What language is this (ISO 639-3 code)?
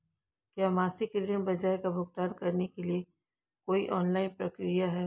hin